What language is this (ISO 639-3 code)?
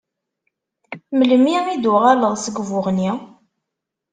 kab